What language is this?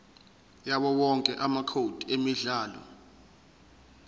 Zulu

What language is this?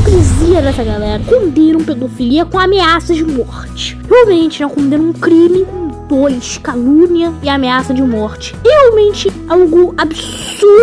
Portuguese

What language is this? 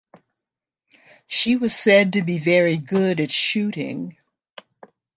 English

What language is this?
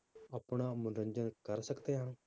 Punjabi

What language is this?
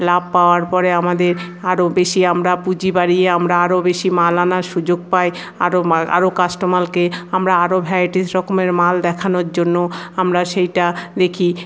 Bangla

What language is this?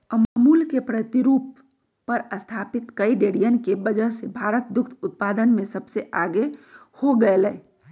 Magahi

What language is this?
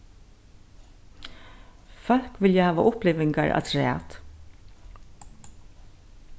Faroese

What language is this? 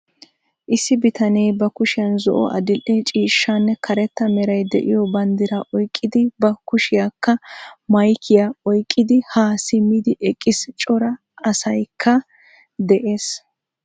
Wolaytta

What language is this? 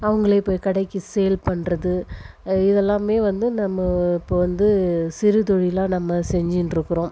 Tamil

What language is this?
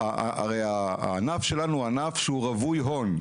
Hebrew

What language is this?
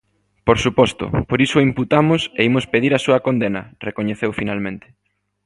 Galician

